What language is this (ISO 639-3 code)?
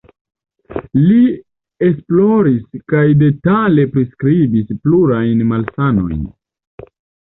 epo